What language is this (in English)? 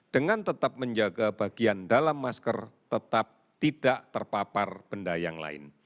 Indonesian